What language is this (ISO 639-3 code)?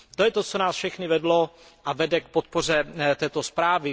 ces